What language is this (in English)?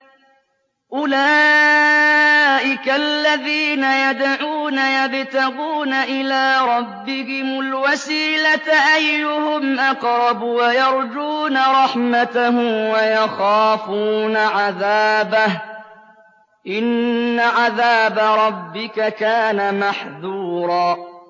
Arabic